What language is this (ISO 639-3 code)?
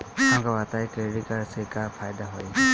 bho